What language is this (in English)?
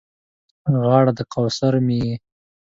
Pashto